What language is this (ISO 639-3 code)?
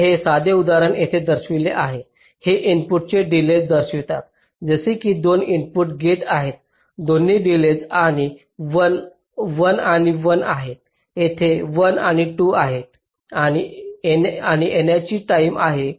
mar